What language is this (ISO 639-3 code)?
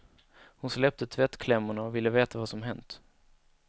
swe